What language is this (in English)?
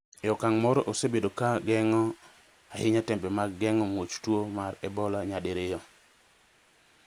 Luo (Kenya and Tanzania)